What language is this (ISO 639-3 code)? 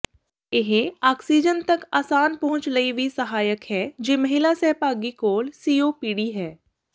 pan